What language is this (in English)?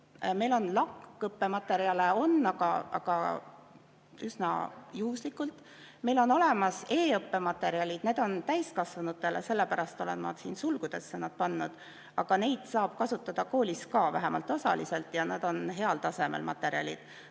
Estonian